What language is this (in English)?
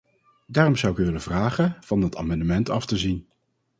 Dutch